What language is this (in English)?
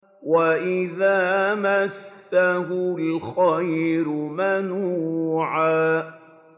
Arabic